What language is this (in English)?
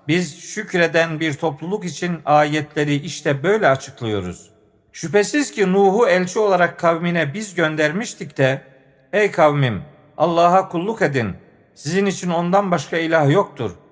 Turkish